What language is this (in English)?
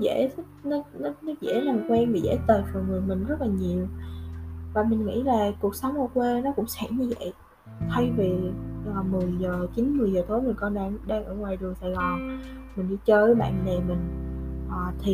Vietnamese